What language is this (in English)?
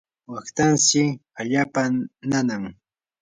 Yanahuanca Pasco Quechua